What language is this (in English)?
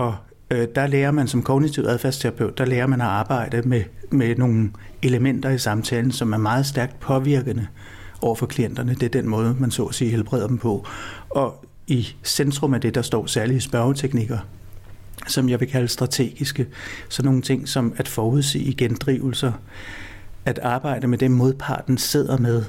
Danish